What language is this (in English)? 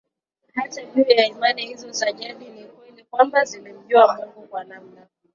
Swahili